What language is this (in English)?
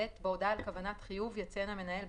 Hebrew